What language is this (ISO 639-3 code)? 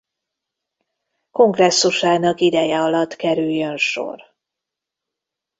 hun